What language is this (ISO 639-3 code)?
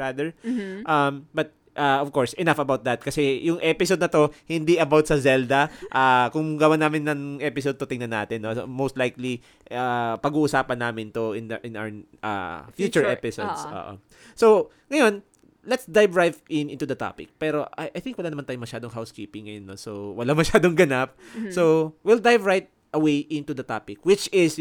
fil